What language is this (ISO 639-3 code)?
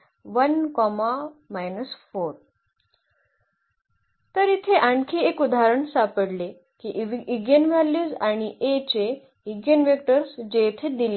mar